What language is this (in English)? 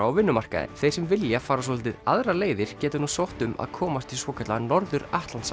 Icelandic